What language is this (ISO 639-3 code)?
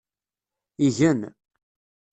kab